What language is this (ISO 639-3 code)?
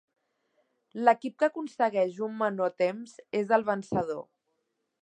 cat